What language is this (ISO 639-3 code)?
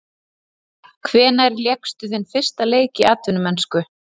isl